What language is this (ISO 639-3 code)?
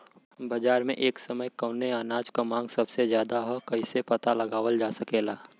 bho